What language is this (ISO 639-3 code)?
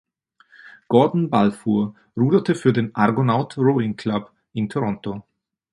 deu